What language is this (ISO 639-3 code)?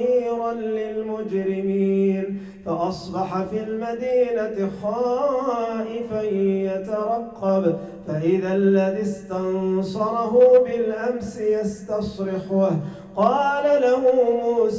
ara